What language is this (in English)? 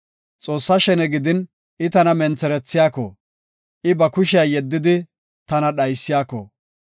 Gofa